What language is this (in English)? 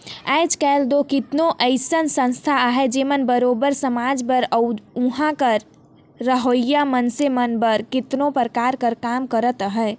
Chhattisgarhi